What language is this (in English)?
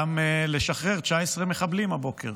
Hebrew